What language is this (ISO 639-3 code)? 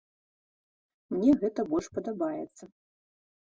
bel